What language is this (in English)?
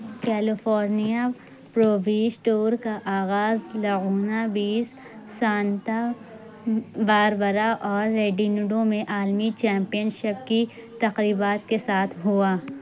Urdu